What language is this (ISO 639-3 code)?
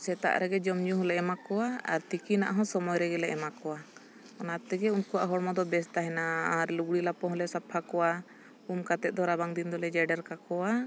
sat